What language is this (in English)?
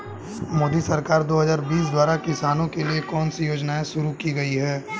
Hindi